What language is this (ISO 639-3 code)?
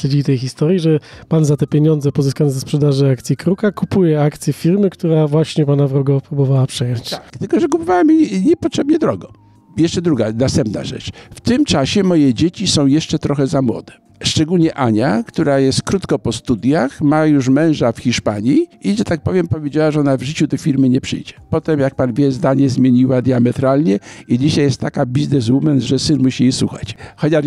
pol